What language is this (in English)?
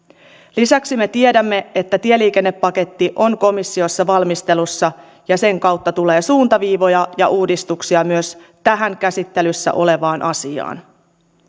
Finnish